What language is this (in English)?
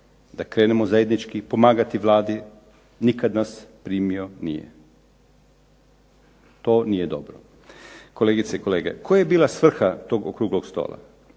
Croatian